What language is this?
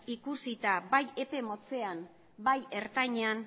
Basque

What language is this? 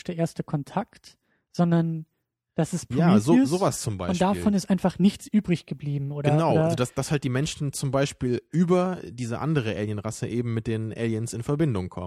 German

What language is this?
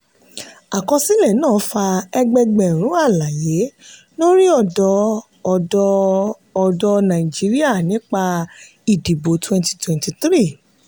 Yoruba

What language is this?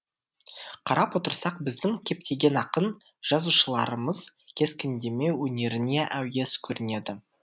Kazakh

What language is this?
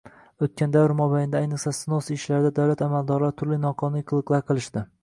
Uzbek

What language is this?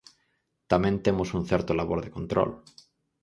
Galician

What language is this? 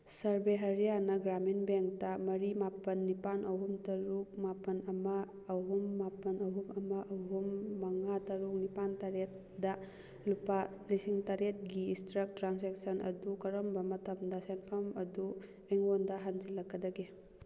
Manipuri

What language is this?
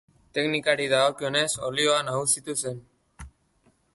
Basque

